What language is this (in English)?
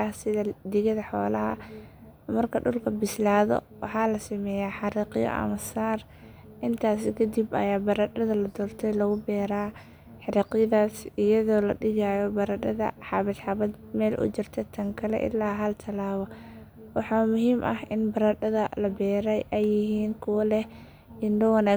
Somali